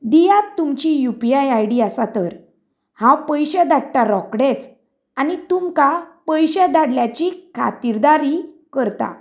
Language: Konkani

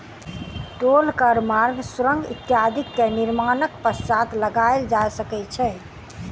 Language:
Maithili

